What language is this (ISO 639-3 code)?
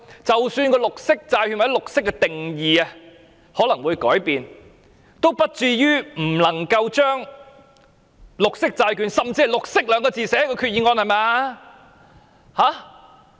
yue